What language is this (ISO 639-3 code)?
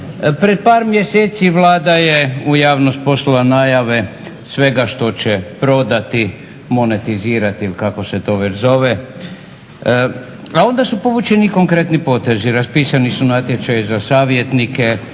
hrv